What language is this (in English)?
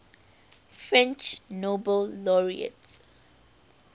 English